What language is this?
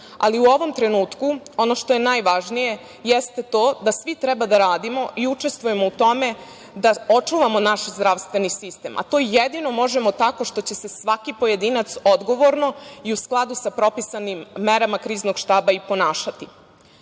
Serbian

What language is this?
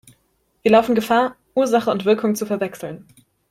German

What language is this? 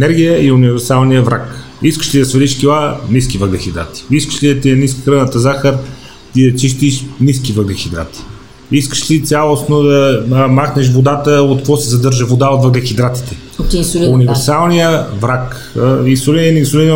Bulgarian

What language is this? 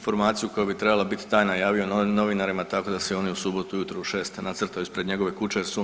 Croatian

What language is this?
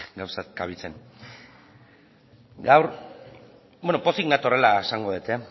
Basque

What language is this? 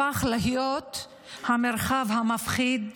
Hebrew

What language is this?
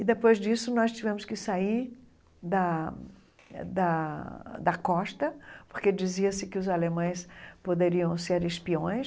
Portuguese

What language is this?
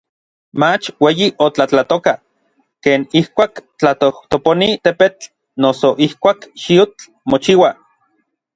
Orizaba Nahuatl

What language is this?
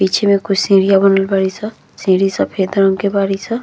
Bhojpuri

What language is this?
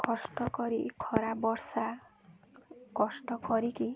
Odia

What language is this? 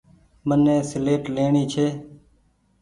Goaria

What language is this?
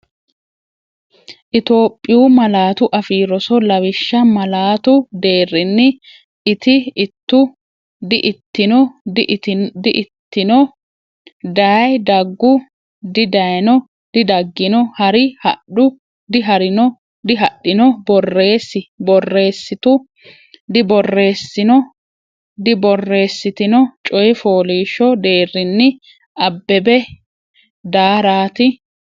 Sidamo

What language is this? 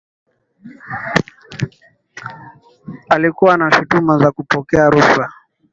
Swahili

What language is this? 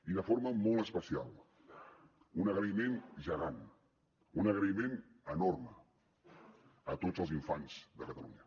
Catalan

